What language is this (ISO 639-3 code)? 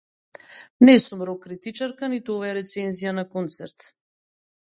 mkd